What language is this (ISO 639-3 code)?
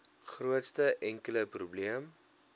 afr